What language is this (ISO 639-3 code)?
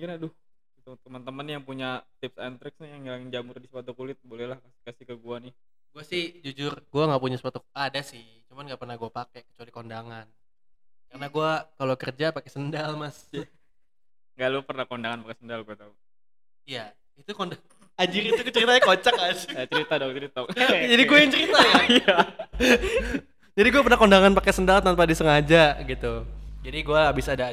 ind